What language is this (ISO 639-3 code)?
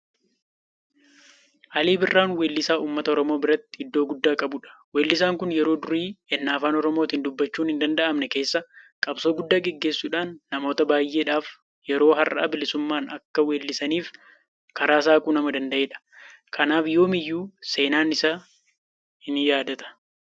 orm